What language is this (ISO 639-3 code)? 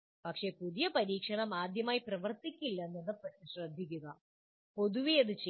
mal